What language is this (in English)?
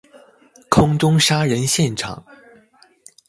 Chinese